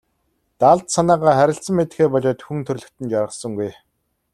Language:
Mongolian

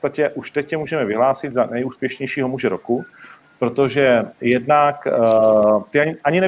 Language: Czech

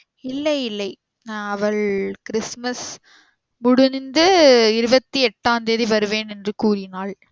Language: Tamil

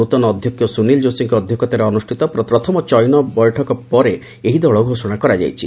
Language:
Odia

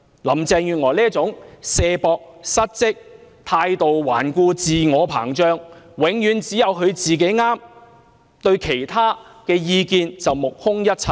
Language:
Cantonese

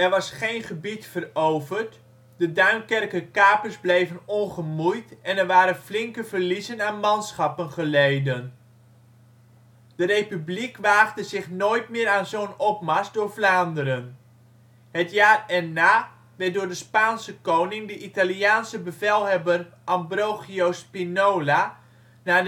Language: Dutch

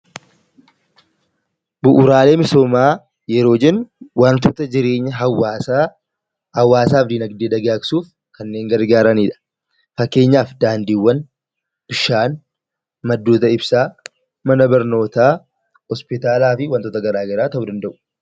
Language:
Oromo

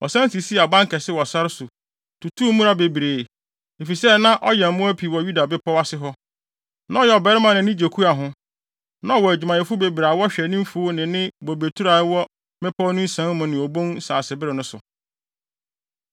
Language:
Akan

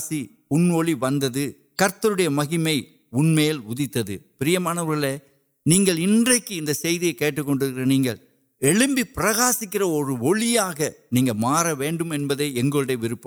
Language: Urdu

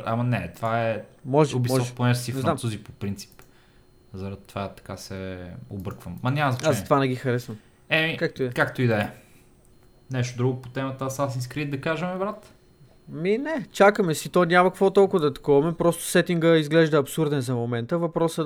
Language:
Bulgarian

